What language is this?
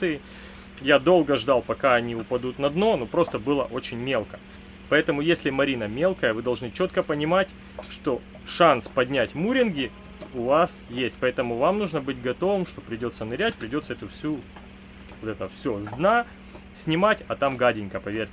Russian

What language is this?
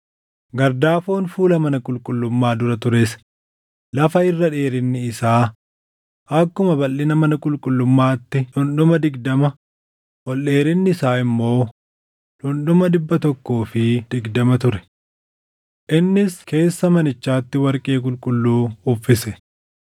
Oromo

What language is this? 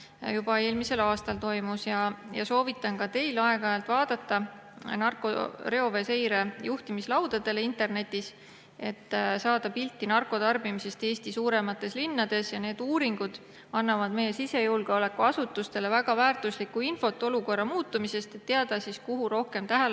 Estonian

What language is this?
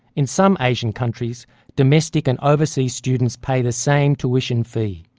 English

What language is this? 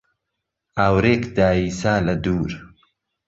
Central Kurdish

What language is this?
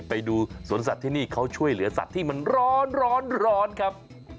Thai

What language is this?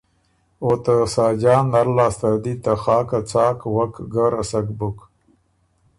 Ormuri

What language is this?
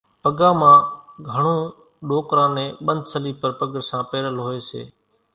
Kachi Koli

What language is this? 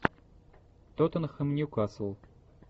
Russian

